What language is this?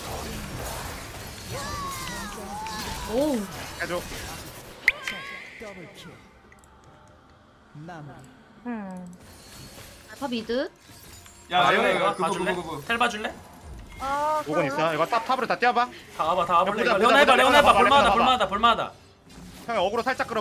Korean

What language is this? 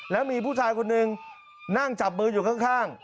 Thai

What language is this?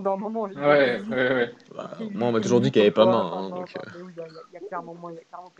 French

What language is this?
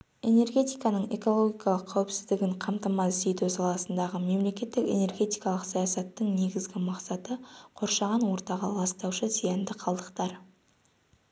Kazakh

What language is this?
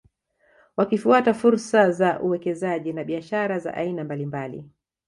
Swahili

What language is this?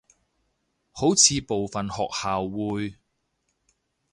Cantonese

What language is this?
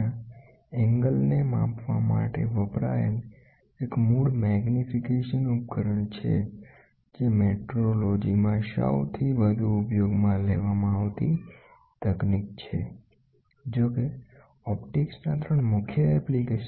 Gujarati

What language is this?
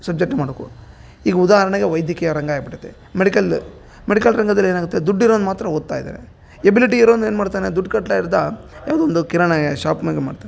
Kannada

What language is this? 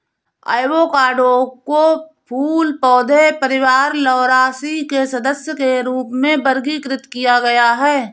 Hindi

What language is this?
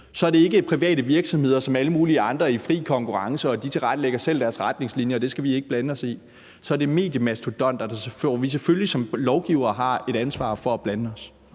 Danish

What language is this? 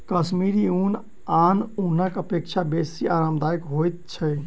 Maithili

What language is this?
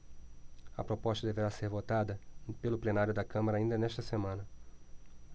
Portuguese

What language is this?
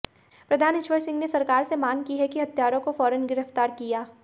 Hindi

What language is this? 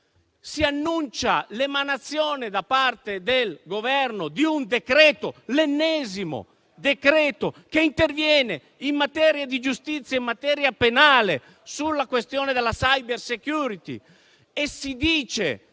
Italian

